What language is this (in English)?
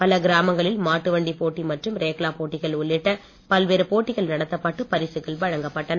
Tamil